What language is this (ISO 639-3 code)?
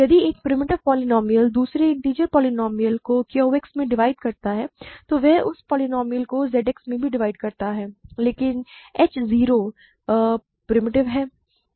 hin